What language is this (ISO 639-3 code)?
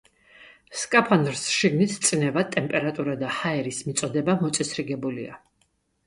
kat